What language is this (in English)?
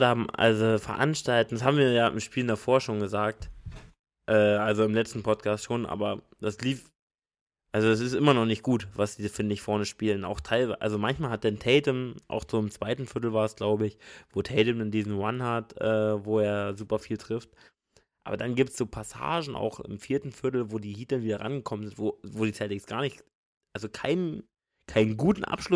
German